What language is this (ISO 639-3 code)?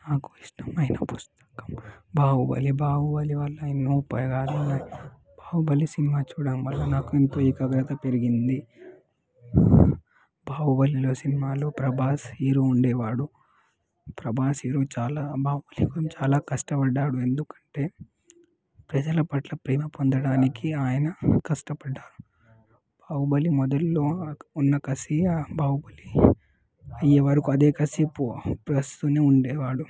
tel